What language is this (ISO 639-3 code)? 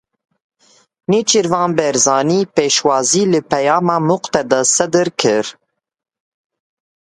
kur